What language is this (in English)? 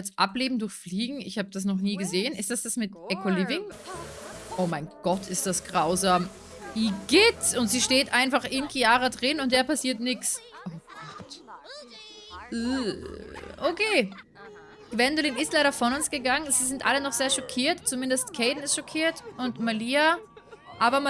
German